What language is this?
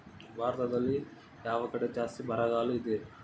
Kannada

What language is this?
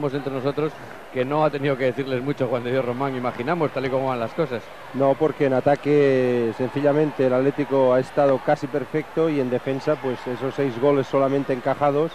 Spanish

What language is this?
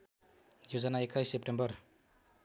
Nepali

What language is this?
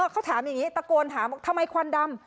Thai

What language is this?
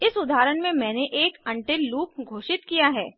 Hindi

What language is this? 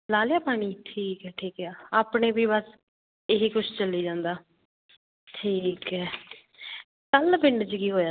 Punjabi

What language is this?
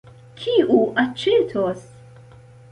Esperanto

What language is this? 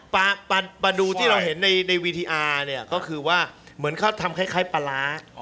Thai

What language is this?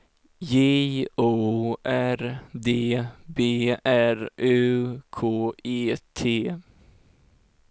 Swedish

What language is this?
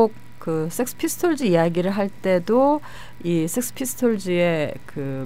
Korean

